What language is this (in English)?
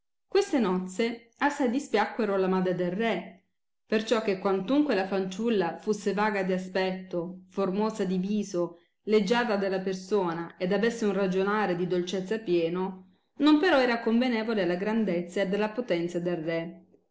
Italian